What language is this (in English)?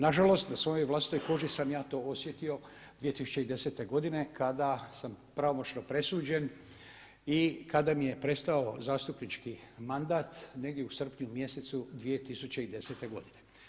Croatian